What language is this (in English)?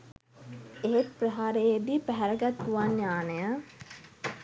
Sinhala